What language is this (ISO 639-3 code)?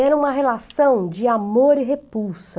por